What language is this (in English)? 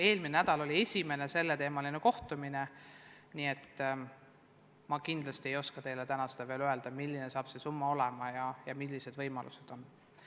Estonian